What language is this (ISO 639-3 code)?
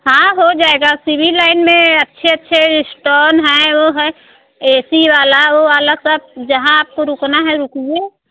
hin